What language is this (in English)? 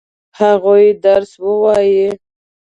Pashto